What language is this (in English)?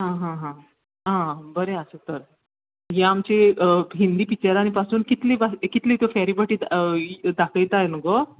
Konkani